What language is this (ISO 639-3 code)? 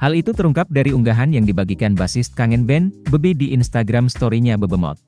ind